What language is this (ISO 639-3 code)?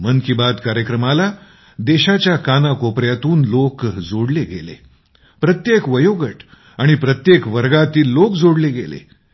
mar